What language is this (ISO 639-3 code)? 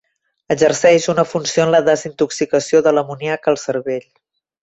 cat